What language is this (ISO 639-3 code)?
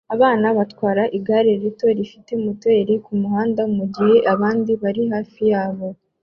kin